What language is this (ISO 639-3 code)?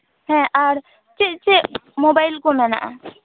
sat